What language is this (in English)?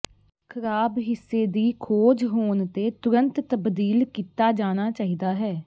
Punjabi